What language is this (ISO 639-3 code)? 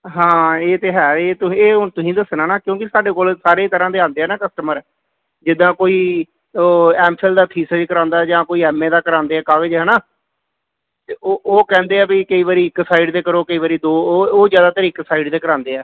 pan